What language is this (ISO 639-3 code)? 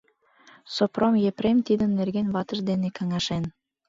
chm